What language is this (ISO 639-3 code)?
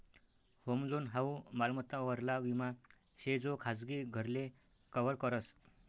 mar